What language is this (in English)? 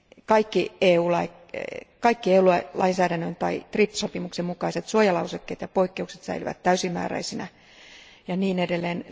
Finnish